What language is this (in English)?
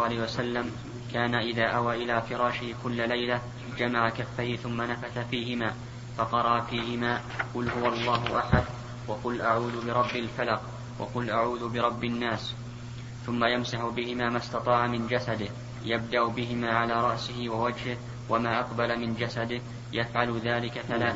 Arabic